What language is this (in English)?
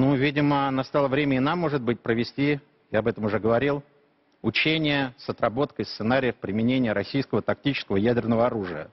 Romanian